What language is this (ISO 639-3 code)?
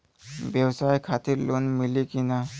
bho